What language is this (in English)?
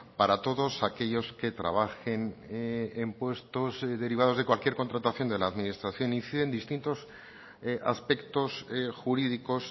Spanish